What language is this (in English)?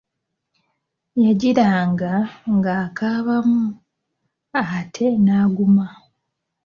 Ganda